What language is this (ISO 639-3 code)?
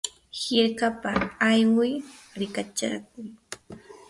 qur